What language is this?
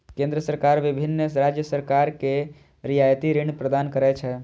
Maithili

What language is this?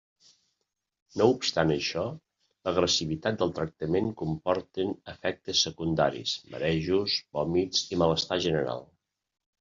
Catalan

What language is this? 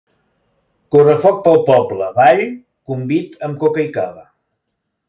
Catalan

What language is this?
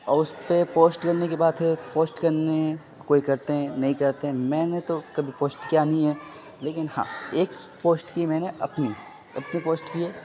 Urdu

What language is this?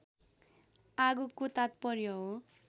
Nepali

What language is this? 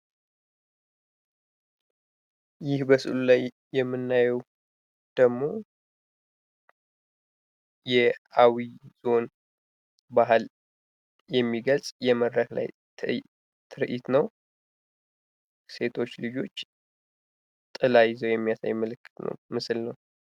Amharic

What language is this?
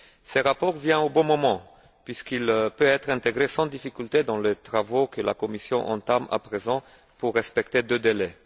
French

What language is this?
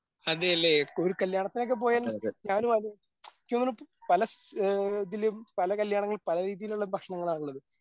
Malayalam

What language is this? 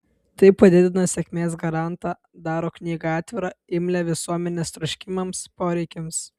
Lithuanian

